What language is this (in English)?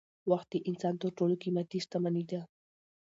Pashto